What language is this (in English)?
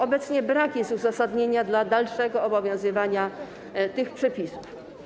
Polish